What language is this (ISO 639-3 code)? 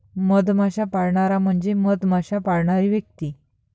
mar